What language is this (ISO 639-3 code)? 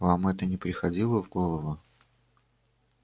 rus